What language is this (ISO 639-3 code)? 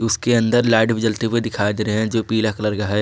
hin